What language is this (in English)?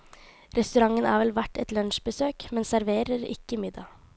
Norwegian